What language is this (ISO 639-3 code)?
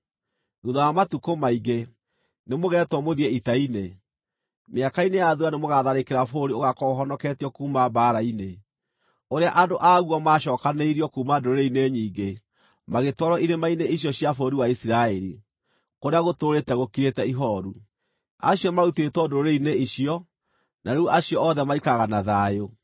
kik